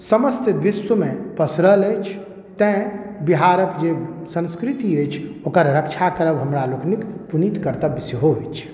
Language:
Maithili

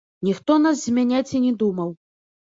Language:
Belarusian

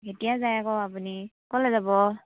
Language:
Assamese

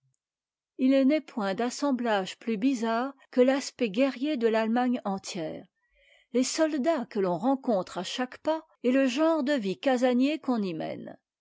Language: French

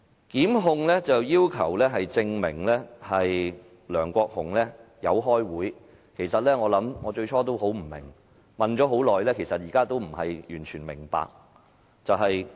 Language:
Cantonese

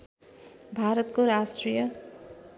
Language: Nepali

